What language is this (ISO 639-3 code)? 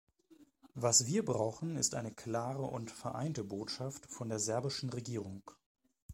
deu